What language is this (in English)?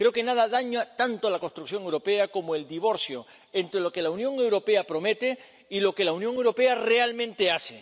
Spanish